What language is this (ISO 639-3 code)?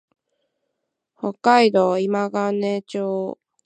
jpn